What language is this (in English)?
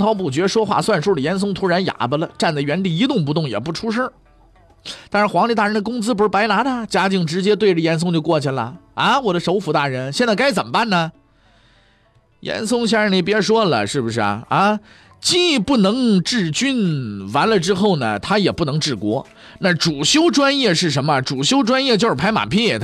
Chinese